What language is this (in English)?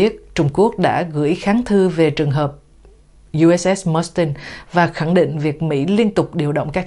Vietnamese